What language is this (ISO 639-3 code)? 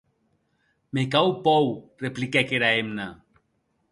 oci